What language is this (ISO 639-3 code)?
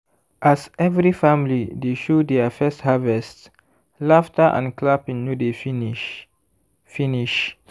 pcm